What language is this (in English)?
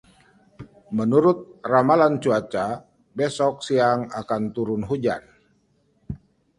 Indonesian